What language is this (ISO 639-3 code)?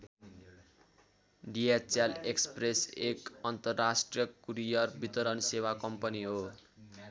nep